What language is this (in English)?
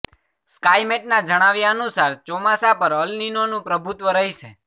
Gujarati